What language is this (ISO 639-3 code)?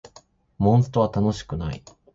jpn